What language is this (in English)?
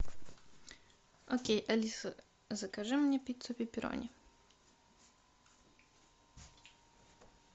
Russian